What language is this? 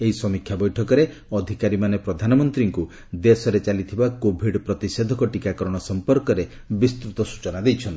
Odia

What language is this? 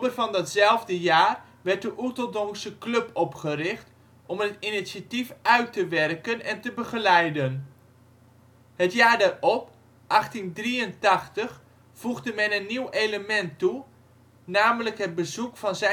Dutch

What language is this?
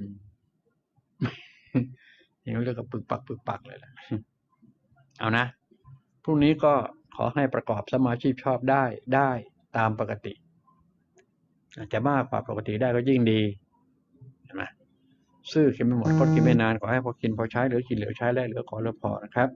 Thai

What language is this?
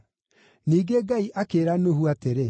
Kikuyu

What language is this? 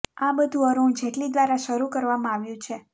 Gujarati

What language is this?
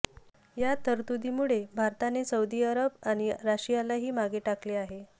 Marathi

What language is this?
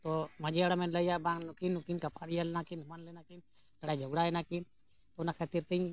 Santali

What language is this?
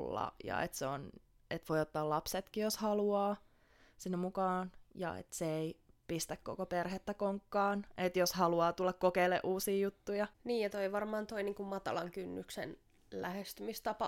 Finnish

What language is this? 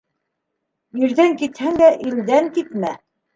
Bashkir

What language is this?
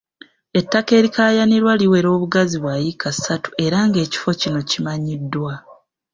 Ganda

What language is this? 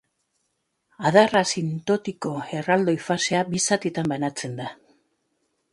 Basque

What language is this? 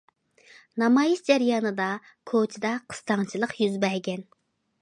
Uyghur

